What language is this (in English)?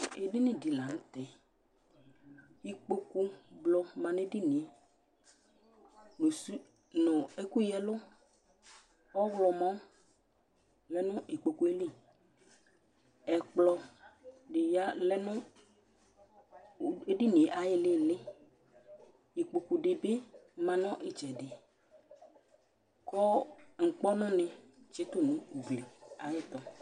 Ikposo